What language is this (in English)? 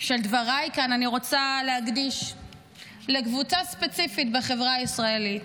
Hebrew